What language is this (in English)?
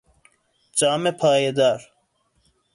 Persian